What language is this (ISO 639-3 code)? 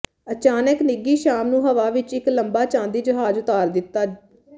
pan